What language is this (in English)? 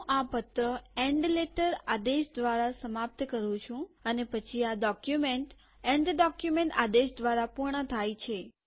Gujarati